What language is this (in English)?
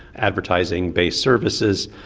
English